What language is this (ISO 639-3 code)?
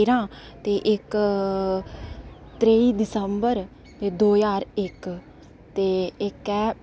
doi